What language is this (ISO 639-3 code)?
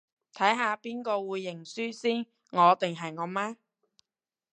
yue